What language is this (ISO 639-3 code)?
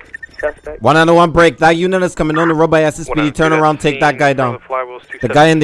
eng